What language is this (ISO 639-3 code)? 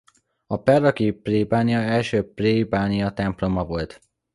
hun